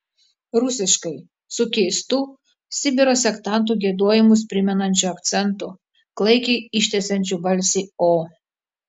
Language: Lithuanian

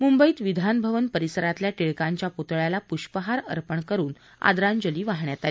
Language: Marathi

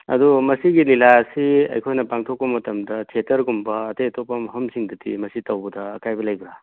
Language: Manipuri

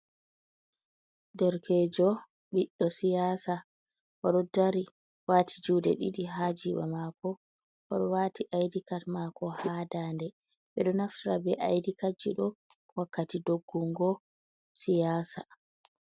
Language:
Fula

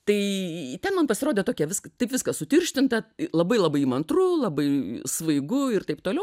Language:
Lithuanian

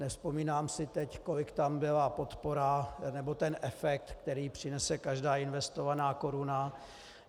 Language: Czech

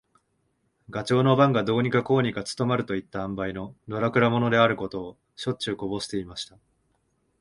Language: Japanese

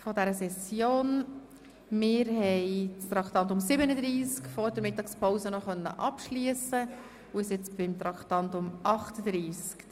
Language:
Swiss German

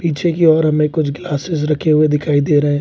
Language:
Hindi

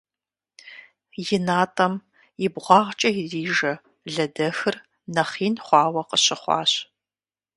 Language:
Kabardian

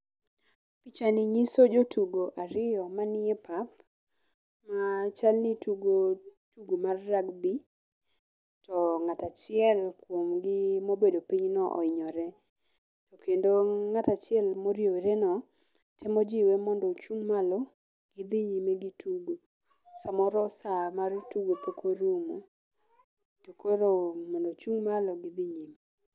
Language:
Luo (Kenya and Tanzania)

